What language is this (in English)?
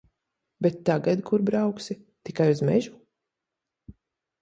Latvian